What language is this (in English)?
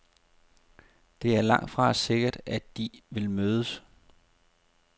Danish